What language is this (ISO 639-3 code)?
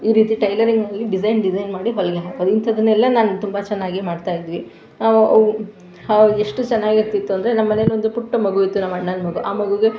kan